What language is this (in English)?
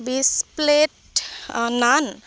Assamese